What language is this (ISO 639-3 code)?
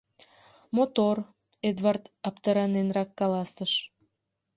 chm